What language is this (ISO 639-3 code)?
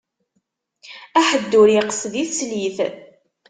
kab